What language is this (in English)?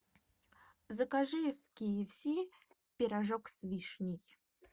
Russian